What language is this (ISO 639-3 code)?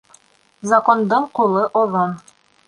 bak